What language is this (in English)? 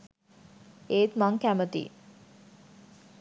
Sinhala